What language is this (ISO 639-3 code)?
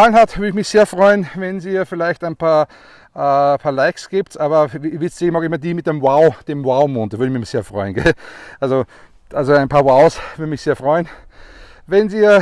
deu